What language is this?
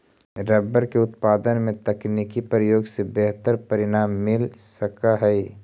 Magahi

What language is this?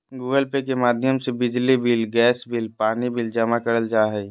Magahi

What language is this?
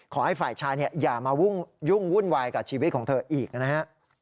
Thai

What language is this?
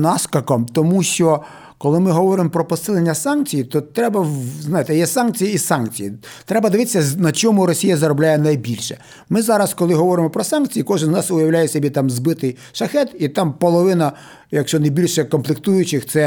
Ukrainian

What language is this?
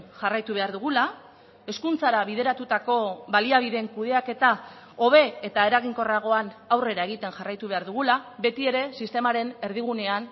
Basque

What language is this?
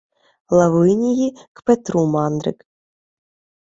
Ukrainian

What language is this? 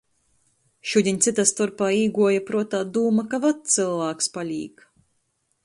Latgalian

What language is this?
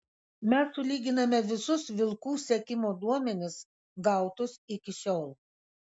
Lithuanian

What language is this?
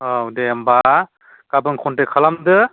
Bodo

